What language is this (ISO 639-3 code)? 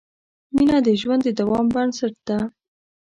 pus